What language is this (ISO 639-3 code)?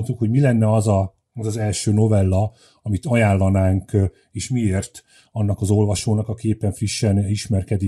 hun